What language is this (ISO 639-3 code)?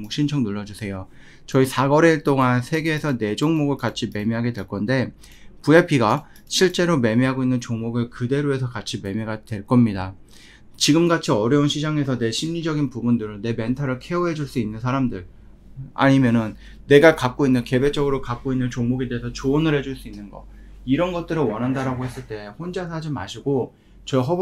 kor